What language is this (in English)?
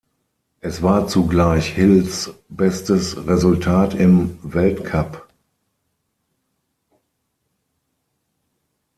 German